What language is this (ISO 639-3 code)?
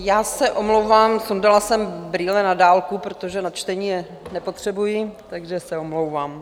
ces